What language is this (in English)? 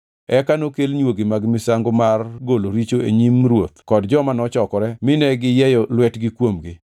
Luo (Kenya and Tanzania)